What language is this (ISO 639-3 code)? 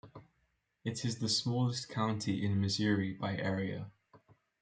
eng